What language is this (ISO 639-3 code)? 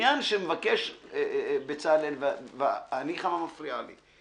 heb